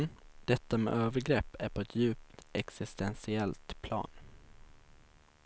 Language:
Swedish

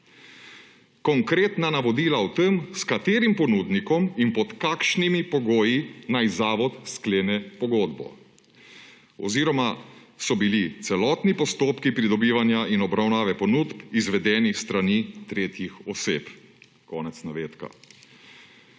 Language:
Slovenian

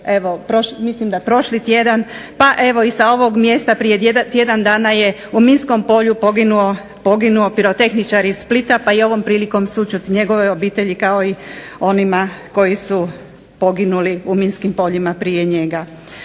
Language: Croatian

